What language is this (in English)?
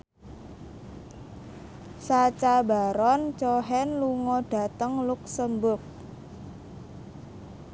Javanese